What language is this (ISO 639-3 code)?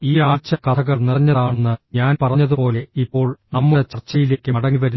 mal